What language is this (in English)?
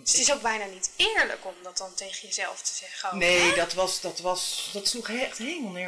Dutch